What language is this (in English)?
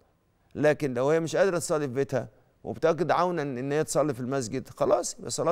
Arabic